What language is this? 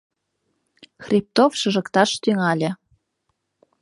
Mari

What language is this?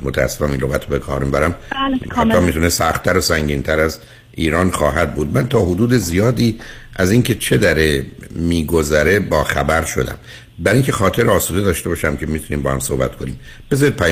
Persian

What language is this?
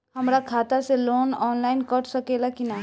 Bhojpuri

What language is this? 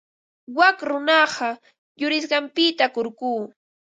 Ambo-Pasco Quechua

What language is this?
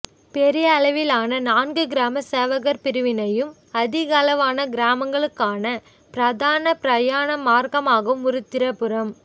Tamil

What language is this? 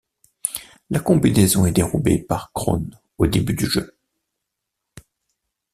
French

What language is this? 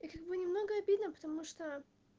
Russian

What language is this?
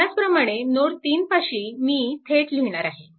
Marathi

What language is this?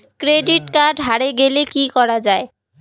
Bangla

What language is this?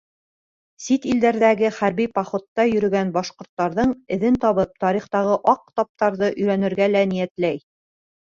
Bashkir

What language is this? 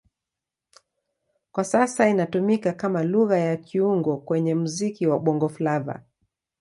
Swahili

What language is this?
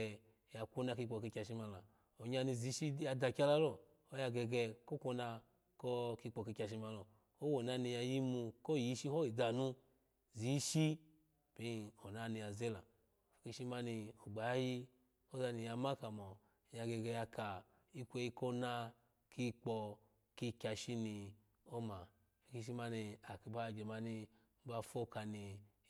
Alago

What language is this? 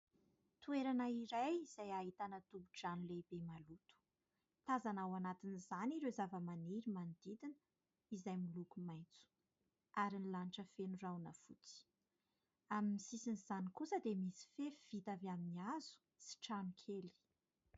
Malagasy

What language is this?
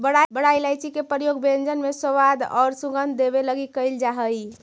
Magahi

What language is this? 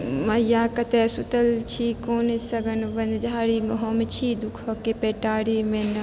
Maithili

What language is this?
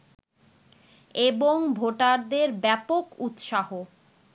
Bangla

